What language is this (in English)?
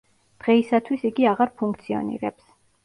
Georgian